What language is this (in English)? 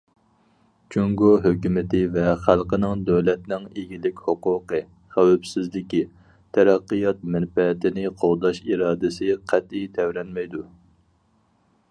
Uyghur